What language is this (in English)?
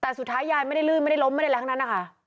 Thai